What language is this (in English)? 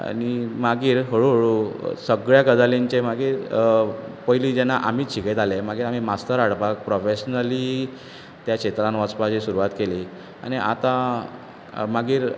Konkani